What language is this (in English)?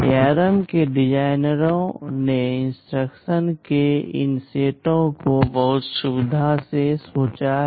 Hindi